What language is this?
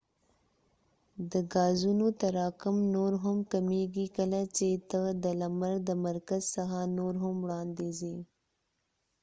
Pashto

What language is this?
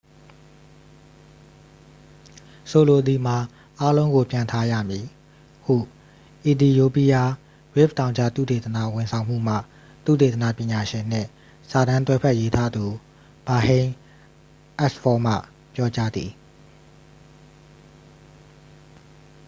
Burmese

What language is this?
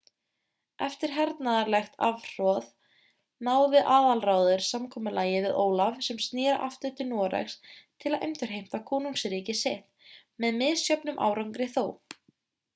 Icelandic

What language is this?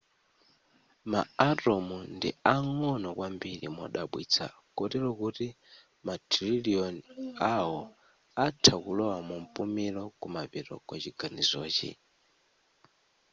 Nyanja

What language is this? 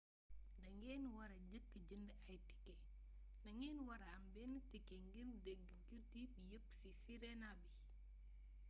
Wolof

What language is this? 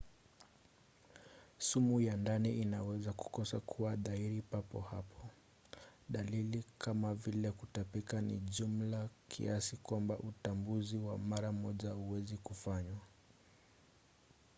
Swahili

